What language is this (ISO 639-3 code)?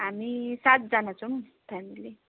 nep